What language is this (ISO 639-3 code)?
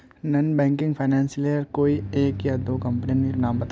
mag